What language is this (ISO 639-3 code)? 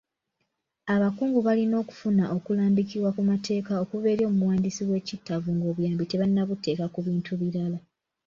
lug